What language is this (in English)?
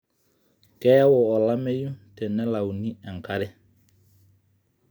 Masai